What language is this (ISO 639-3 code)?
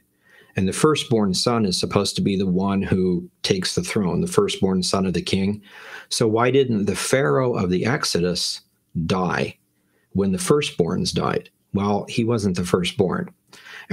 eng